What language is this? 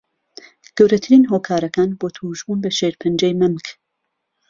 Central Kurdish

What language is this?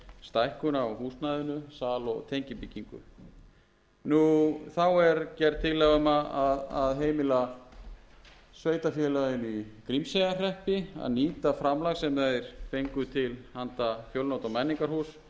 Icelandic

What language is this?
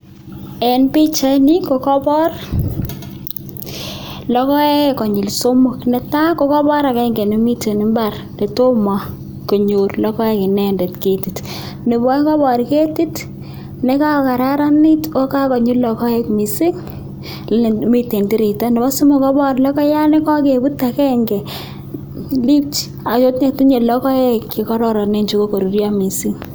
Kalenjin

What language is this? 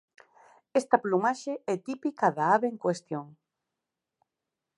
Galician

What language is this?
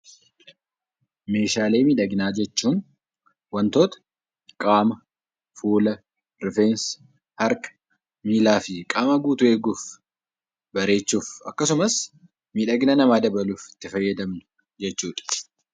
Oromo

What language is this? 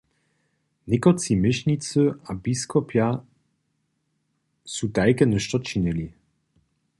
Upper Sorbian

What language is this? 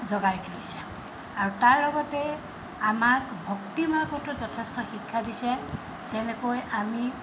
Assamese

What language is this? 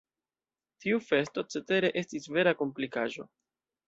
Esperanto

